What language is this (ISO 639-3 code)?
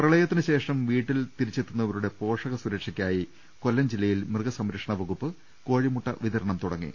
mal